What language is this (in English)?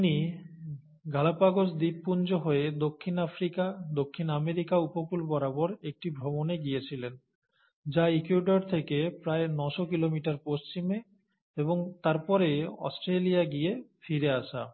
Bangla